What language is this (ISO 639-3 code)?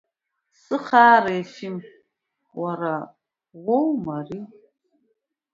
abk